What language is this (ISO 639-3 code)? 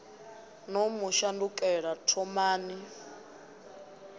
ven